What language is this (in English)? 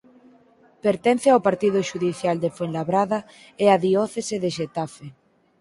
Galician